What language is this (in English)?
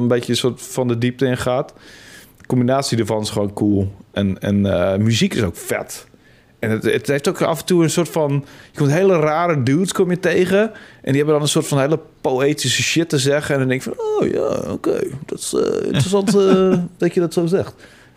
Dutch